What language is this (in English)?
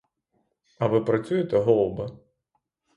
Ukrainian